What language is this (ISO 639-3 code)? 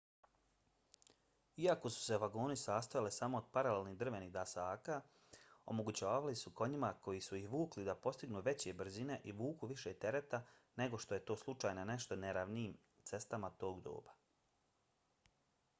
bos